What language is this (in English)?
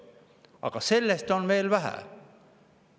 Estonian